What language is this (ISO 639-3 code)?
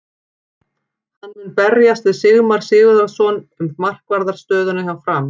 isl